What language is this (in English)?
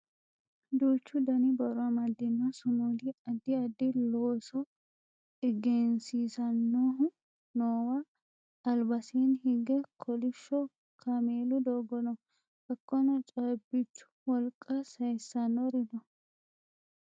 Sidamo